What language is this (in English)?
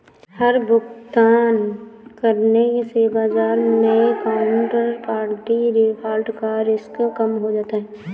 Hindi